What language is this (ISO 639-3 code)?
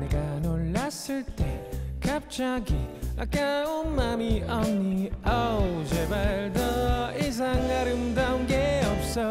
kor